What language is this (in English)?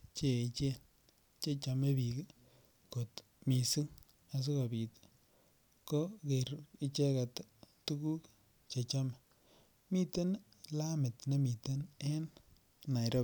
Kalenjin